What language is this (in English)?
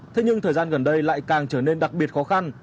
Vietnamese